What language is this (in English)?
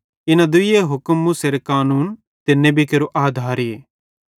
Bhadrawahi